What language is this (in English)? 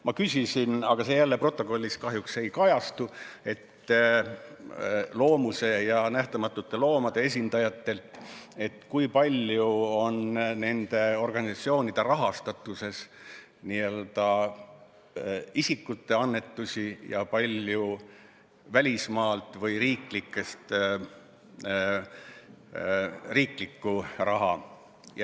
Estonian